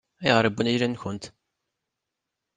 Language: Kabyle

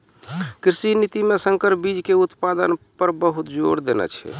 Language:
Maithili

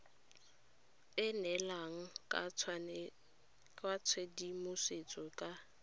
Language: Tswana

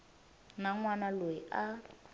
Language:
Tsonga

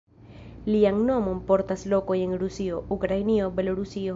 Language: Esperanto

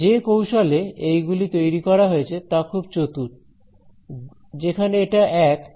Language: Bangla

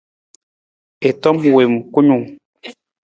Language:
Nawdm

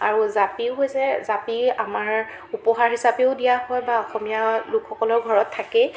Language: Assamese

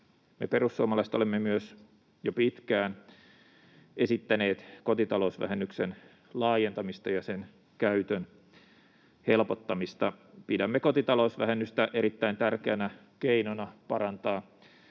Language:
Finnish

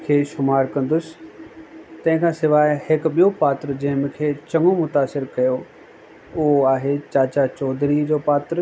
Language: Sindhi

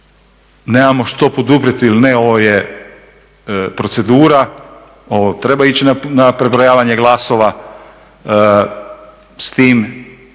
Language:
Croatian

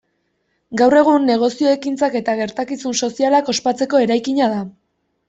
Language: Basque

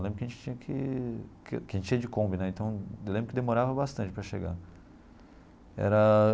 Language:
Portuguese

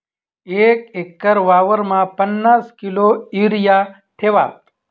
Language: Marathi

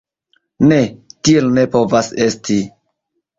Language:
Esperanto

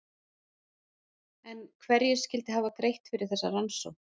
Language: Icelandic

